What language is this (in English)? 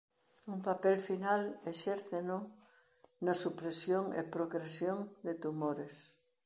Galician